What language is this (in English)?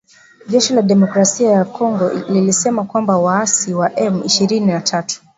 Swahili